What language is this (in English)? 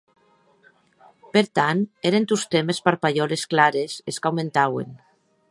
Occitan